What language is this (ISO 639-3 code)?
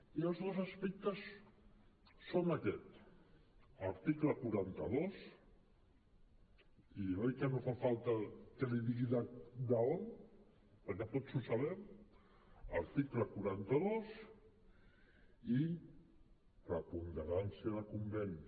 cat